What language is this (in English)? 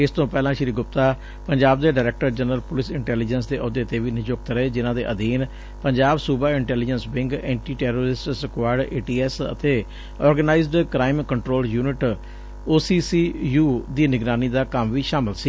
Punjabi